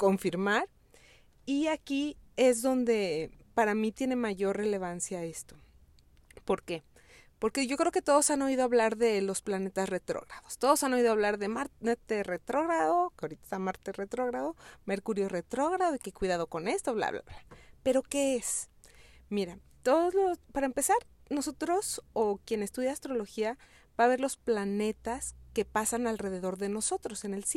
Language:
Spanish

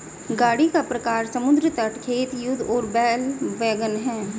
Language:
Hindi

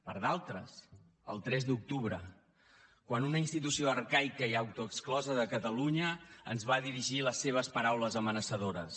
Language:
Catalan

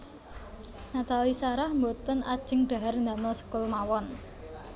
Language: Javanese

